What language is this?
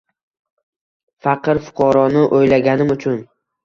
Uzbek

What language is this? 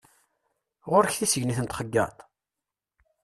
Kabyle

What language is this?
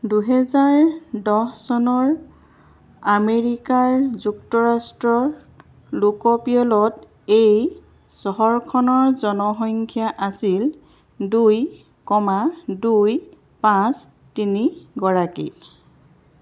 Assamese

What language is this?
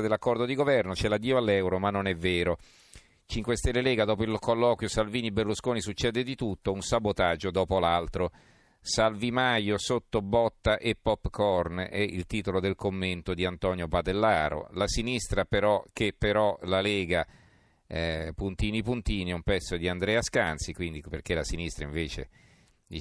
Italian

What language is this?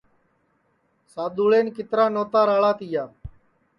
Sansi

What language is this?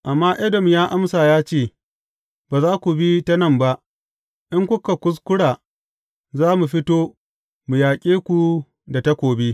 Hausa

